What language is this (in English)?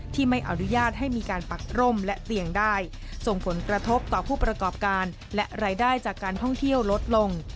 Thai